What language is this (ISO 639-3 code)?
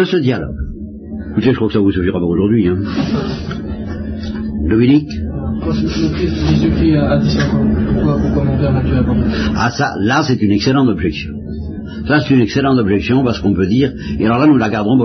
fra